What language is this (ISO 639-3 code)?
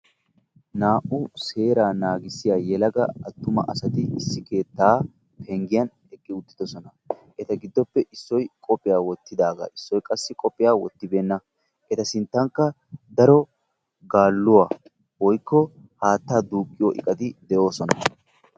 wal